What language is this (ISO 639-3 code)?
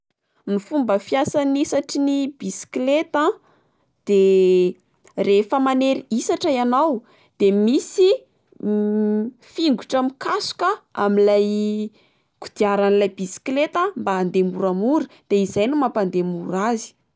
mlg